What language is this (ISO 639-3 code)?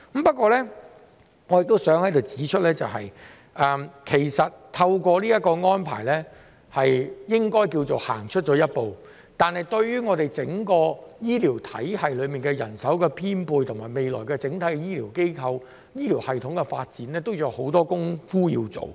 yue